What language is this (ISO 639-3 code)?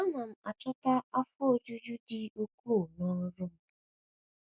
ibo